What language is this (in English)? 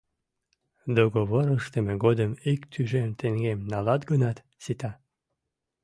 Mari